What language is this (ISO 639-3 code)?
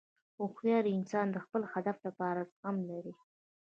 pus